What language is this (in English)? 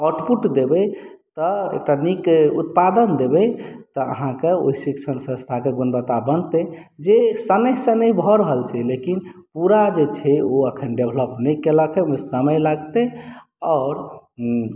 Maithili